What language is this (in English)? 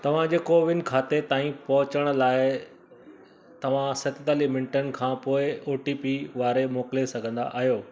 Sindhi